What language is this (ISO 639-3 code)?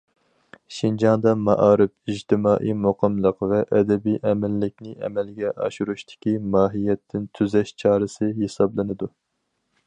uig